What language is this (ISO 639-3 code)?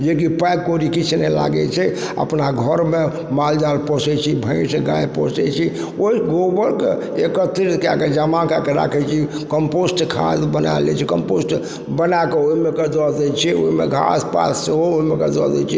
mai